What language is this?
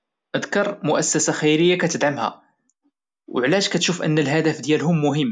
Moroccan Arabic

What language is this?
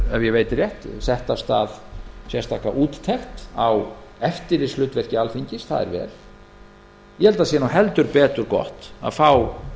Icelandic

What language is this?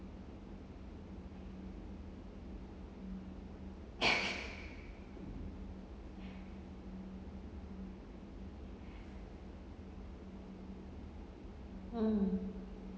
English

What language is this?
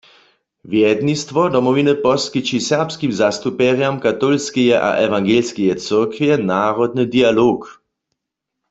Upper Sorbian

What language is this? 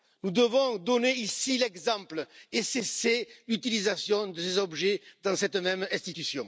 French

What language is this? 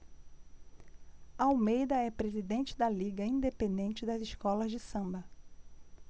Portuguese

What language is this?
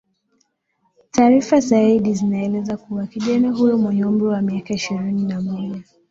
Swahili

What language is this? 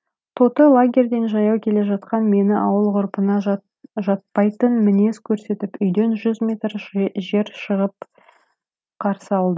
Kazakh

